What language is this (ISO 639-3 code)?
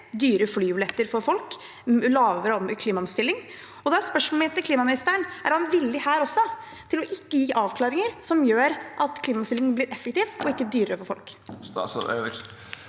nor